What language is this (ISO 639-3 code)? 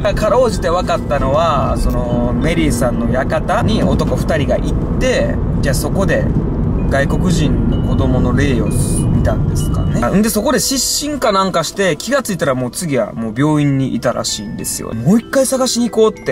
jpn